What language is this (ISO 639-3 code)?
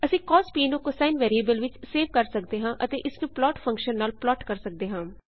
pan